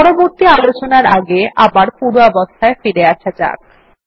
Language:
Bangla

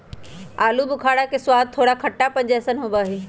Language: Magahi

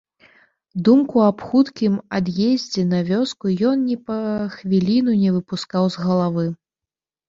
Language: Belarusian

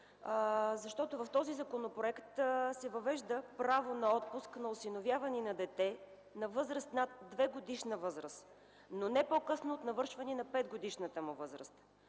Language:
Bulgarian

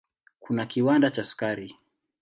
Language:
Swahili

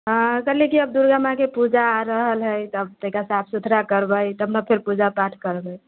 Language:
Maithili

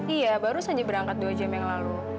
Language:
Indonesian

